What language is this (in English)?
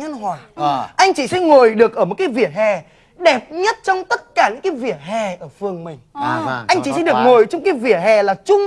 Vietnamese